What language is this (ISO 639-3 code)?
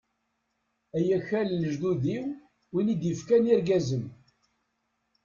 kab